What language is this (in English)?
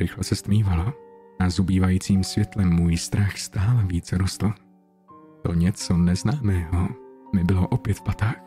Czech